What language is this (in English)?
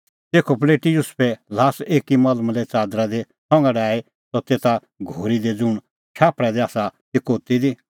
Kullu Pahari